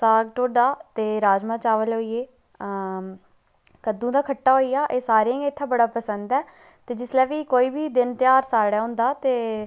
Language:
Dogri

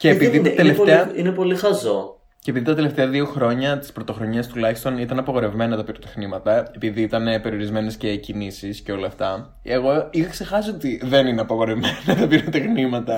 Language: Greek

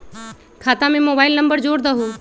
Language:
Magahi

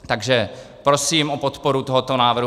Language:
Czech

